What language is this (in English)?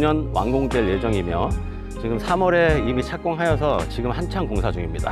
Korean